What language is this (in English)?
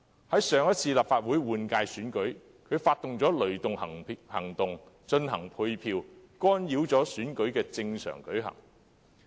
Cantonese